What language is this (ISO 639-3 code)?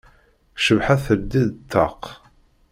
kab